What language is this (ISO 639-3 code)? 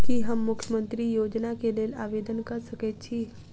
mai